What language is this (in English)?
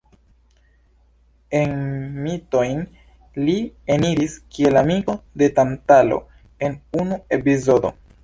Esperanto